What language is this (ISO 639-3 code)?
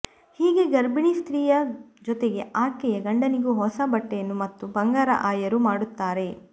kan